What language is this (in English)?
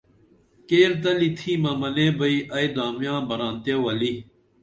Dameli